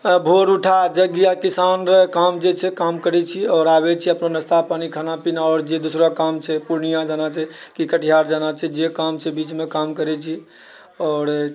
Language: Maithili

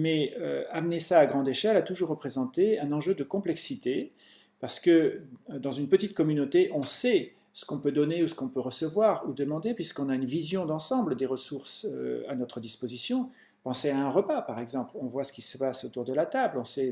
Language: French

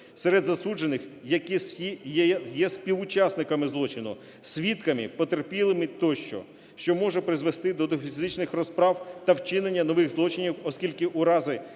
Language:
Ukrainian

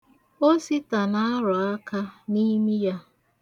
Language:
Igbo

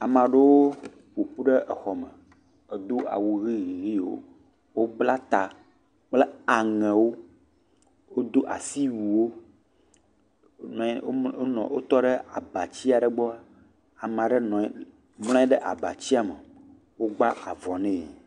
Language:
Ewe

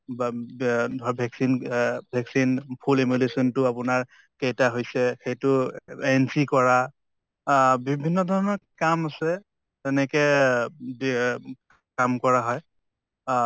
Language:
Assamese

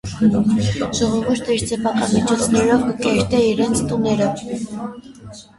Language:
Armenian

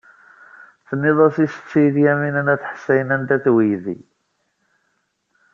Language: Kabyle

